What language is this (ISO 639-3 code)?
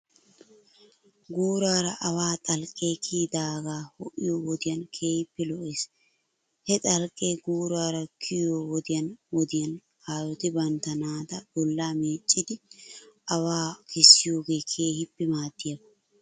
wal